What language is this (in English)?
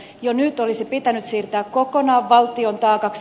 Finnish